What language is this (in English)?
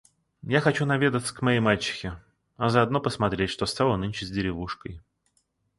Russian